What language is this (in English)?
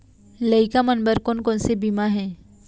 Chhattisgarhi